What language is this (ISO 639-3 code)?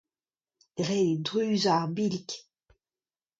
bre